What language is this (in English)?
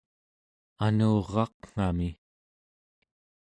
Central Yupik